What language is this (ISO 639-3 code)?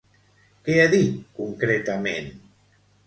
cat